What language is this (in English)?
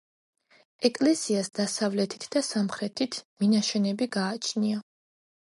Georgian